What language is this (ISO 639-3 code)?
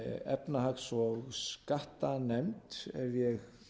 isl